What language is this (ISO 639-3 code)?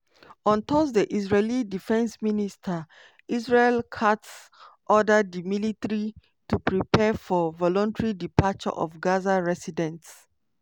pcm